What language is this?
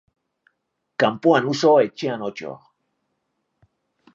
Basque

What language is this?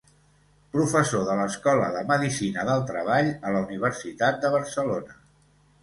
Catalan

